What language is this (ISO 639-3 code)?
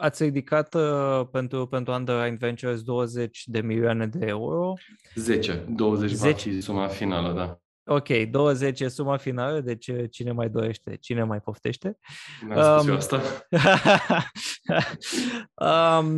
ron